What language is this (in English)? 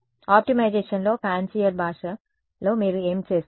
Telugu